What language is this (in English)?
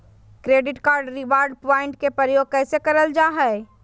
Magahi